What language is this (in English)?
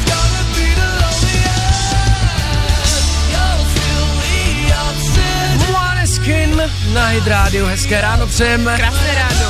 Czech